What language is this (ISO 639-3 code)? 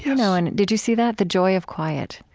eng